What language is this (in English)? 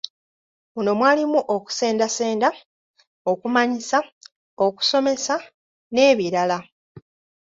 Ganda